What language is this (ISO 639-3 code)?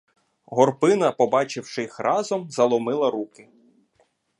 ukr